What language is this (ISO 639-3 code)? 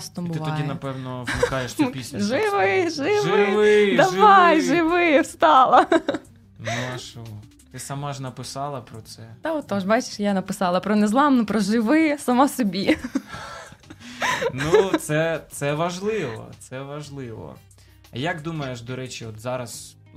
ukr